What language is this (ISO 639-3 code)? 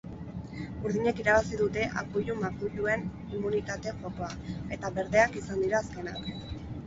eus